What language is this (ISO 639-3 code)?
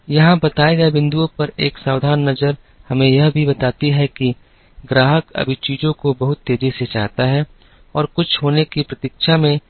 hin